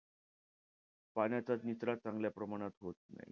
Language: Marathi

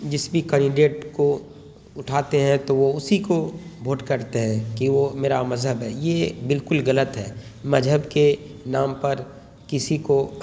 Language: Urdu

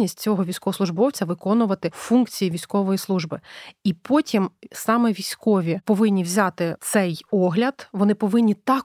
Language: Ukrainian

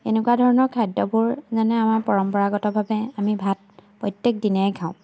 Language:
Assamese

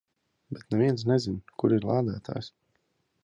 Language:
Latvian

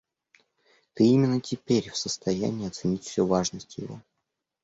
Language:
Russian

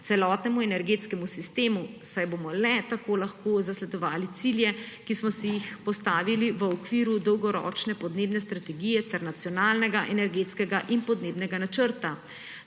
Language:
Slovenian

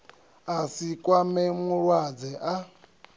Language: Venda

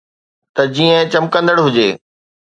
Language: Sindhi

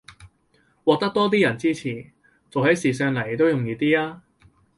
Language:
Cantonese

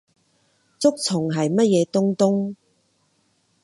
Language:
Cantonese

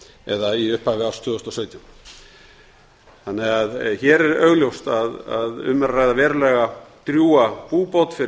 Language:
Icelandic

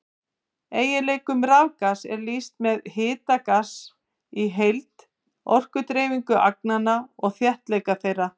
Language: Icelandic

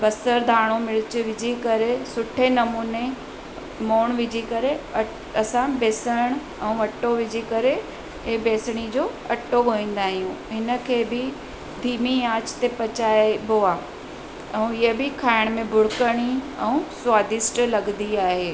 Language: Sindhi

